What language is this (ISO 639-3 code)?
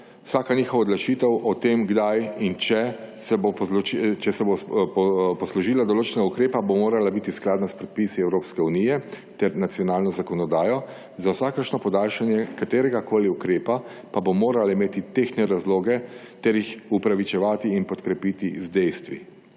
slv